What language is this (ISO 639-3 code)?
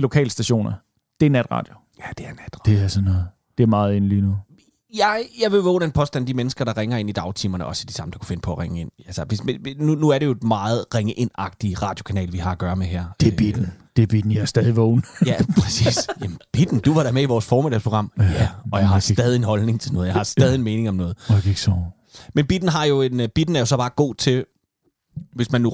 dan